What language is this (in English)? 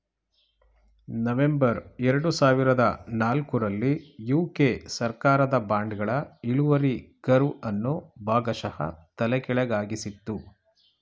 Kannada